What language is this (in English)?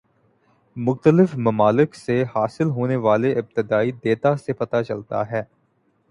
Urdu